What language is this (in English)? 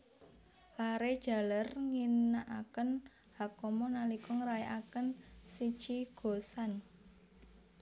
Javanese